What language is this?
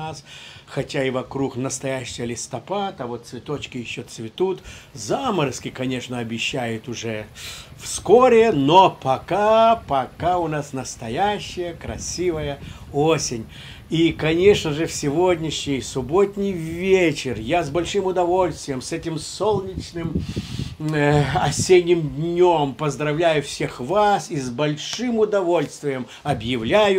Russian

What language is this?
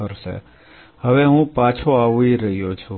Gujarati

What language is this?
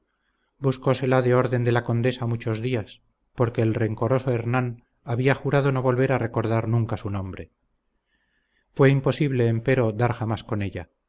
Spanish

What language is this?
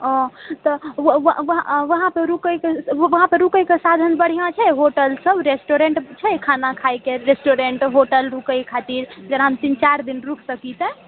Maithili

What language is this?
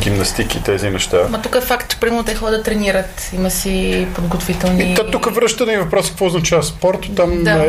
Bulgarian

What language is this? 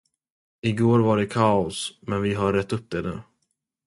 Swedish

